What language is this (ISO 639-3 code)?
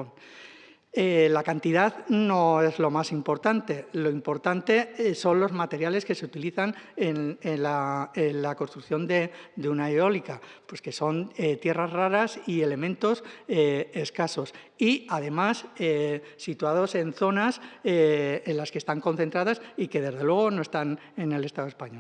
spa